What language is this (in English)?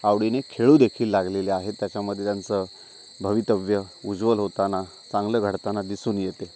Marathi